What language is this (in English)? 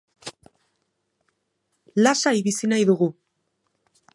Basque